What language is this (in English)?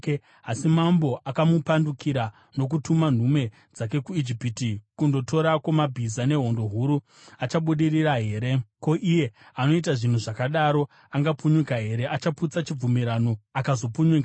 Shona